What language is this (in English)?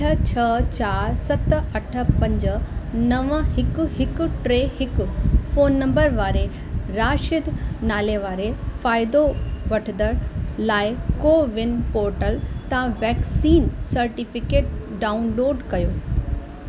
Sindhi